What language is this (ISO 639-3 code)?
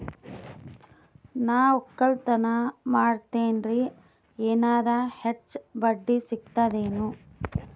kan